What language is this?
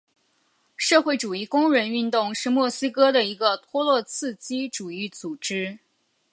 Chinese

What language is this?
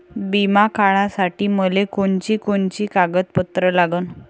Marathi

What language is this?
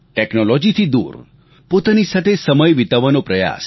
Gujarati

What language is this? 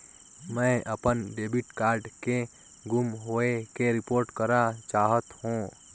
Chhattisgarhi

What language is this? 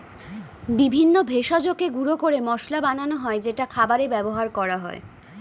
Bangla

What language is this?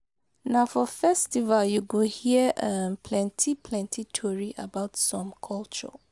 Nigerian Pidgin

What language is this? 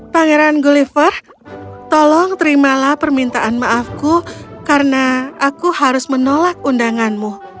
Indonesian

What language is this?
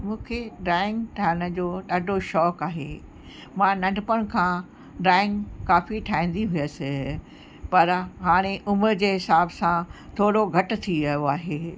Sindhi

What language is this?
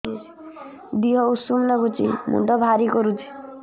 Odia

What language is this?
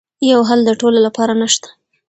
Pashto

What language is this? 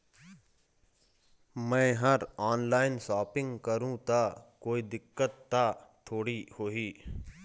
Chhattisgarhi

